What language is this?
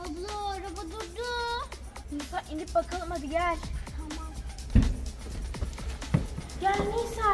Turkish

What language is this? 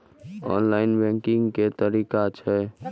Maithili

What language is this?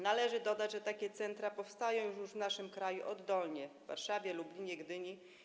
Polish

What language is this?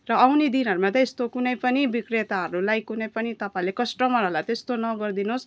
Nepali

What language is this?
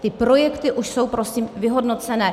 Czech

